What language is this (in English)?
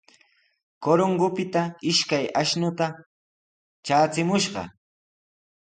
Sihuas Ancash Quechua